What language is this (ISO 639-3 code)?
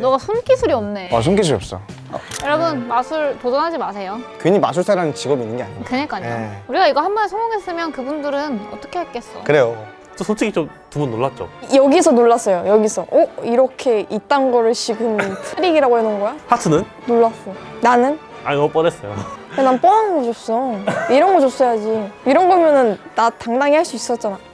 kor